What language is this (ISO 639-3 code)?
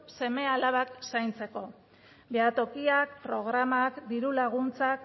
eus